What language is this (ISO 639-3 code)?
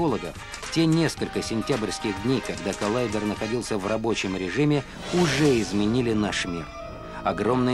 rus